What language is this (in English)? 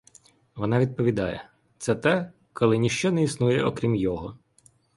Ukrainian